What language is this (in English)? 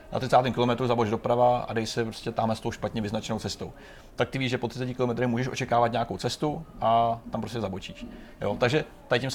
Czech